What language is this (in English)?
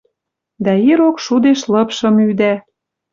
Western Mari